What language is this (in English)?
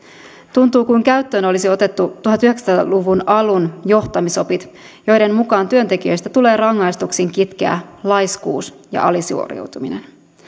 Finnish